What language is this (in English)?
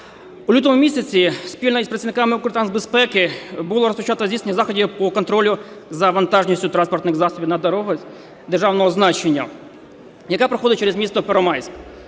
Ukrainian